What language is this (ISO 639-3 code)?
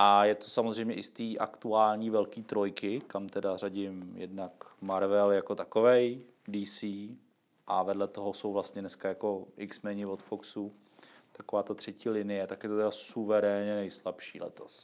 ces